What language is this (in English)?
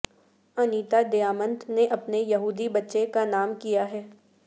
Urdu